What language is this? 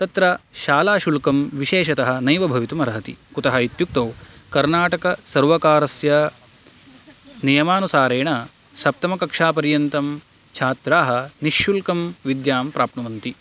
Sanskrit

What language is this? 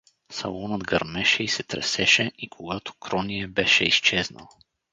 Bulgarian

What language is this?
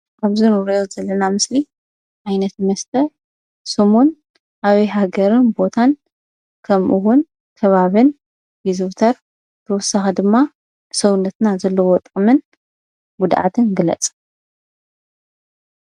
Tigrinya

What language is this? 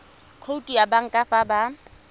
Tswana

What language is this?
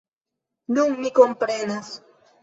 Esperanto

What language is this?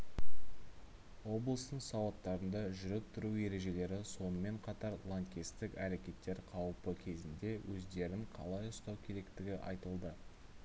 Kazakh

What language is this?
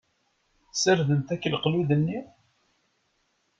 Kabyle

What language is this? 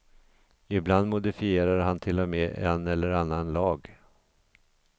Swedish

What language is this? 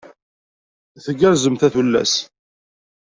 Kabyle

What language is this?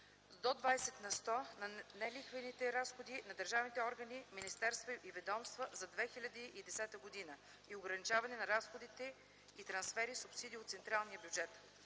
Bulgarian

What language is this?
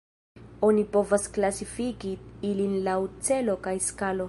Esperanto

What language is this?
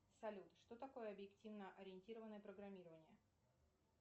Russian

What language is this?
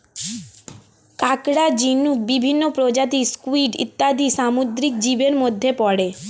Bangla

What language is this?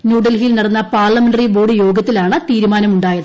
Malayalam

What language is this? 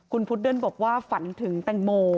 Thai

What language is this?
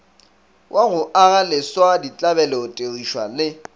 Northern Sotho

